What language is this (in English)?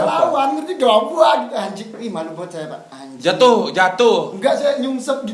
Indonesian